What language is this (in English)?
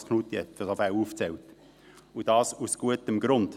Swiss German